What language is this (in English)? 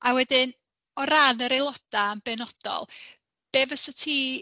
Welsh